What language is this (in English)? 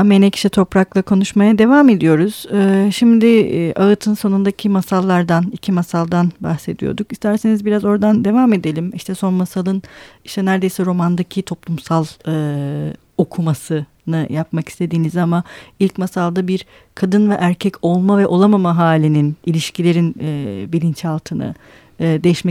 Turkish